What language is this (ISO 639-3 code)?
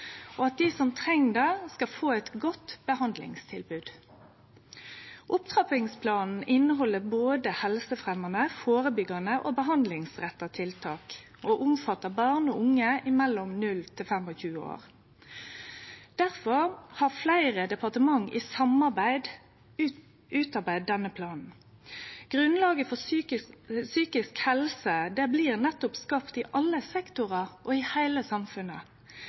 nno